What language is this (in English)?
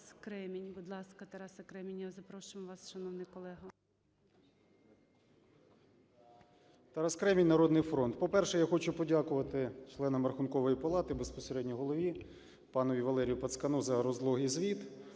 Ukrainian